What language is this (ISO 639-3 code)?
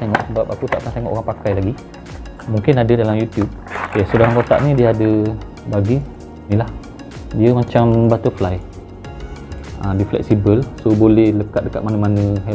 msa